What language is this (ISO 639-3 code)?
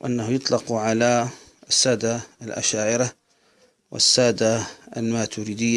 ara